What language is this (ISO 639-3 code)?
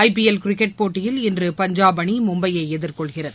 tam